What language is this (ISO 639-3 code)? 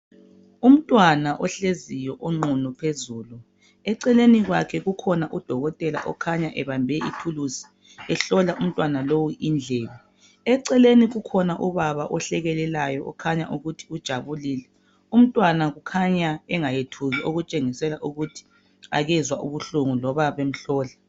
nde